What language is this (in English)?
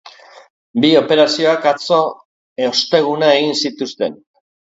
Basque